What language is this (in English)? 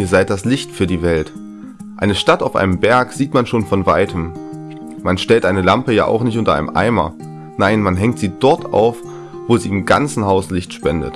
German